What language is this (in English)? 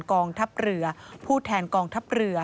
Thai